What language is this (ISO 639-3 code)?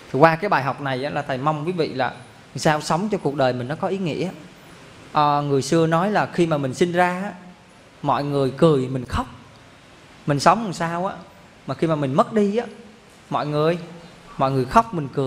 vie